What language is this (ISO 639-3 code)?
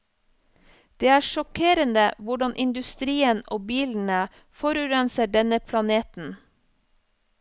nor